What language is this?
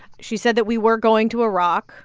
English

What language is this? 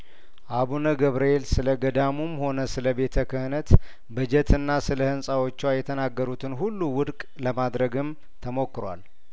Amharic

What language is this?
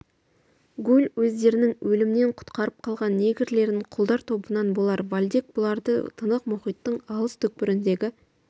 Kazakh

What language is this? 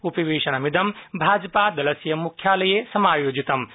Sanskrit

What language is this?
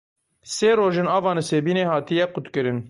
Kurdish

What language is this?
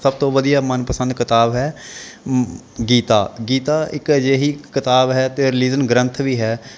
Punjabi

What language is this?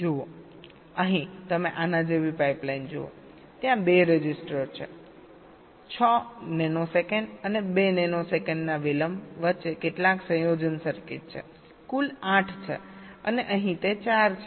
Gujarati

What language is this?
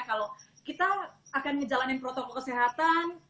Indonesian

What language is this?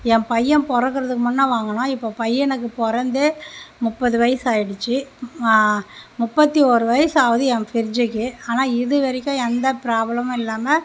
Tamil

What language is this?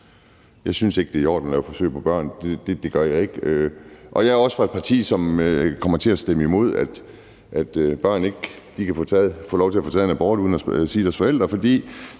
Danish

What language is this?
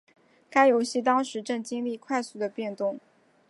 Chinese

